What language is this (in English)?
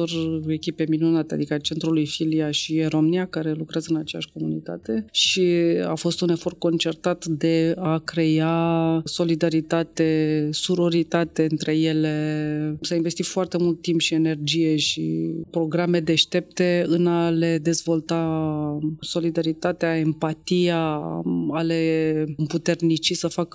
Romanian